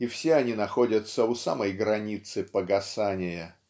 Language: Russian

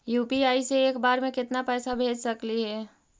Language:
Magahi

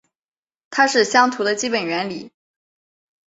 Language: Chinese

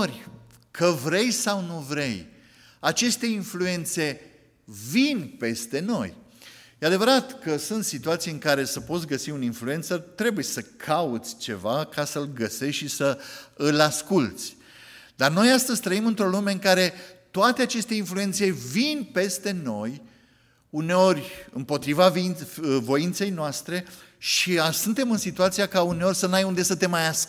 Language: Romanian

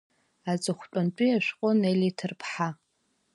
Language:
Abkhazian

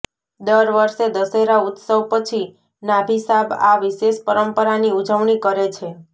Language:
Gujarati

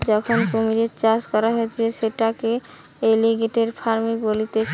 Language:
Bangla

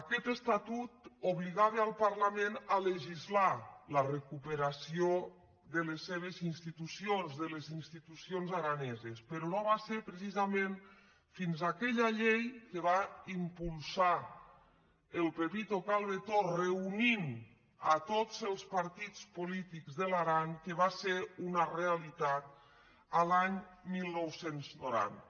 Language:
Catalan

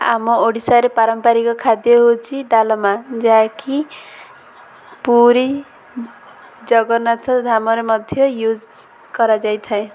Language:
Odia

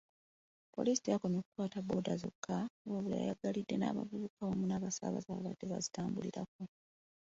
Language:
Ganda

